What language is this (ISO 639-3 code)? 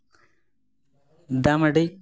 sat